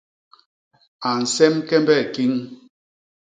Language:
Basaa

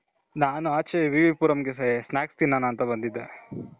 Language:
Kannada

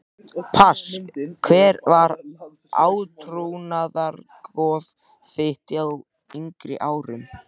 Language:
Icelandic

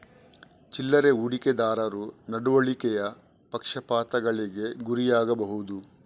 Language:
Kannada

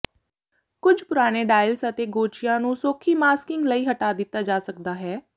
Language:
Punjabi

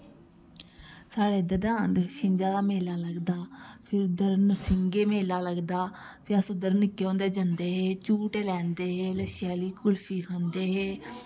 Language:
Dogri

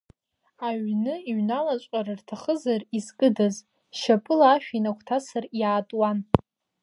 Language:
Abkhazian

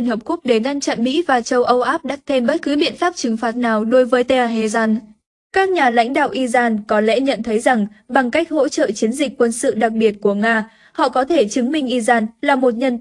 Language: Vietnamese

